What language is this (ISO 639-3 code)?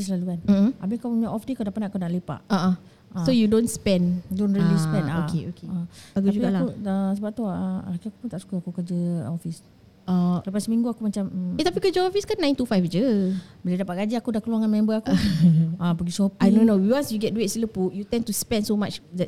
msa